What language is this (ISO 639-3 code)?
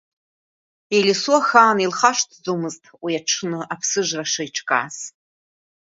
abk